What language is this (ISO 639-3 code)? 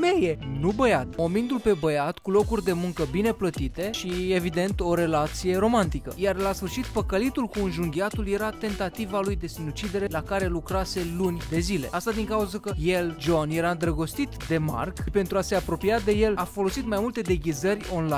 ron